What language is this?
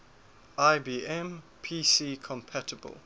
English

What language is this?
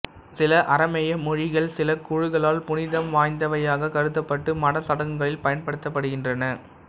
Tamil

